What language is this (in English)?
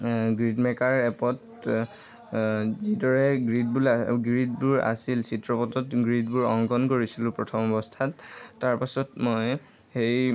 Assamese